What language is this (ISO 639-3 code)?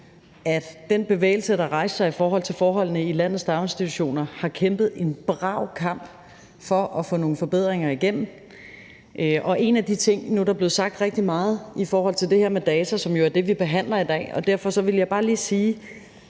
dan